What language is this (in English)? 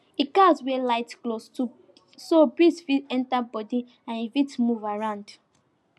Nigerian Pidgin